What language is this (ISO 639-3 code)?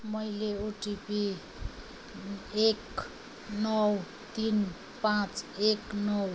nep